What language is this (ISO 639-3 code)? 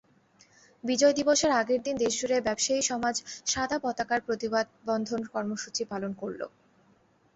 ben